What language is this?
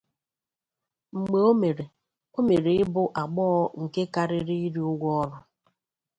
Igbo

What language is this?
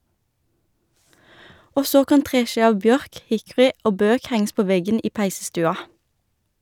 Norwegian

